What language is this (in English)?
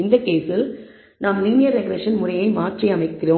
Tamil